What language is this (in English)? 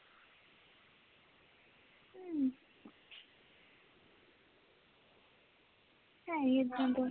Punjabi